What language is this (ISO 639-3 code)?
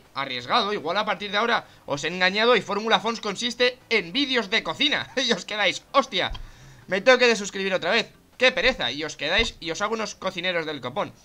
spa